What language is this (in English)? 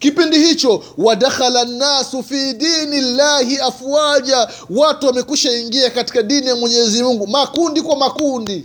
Swahili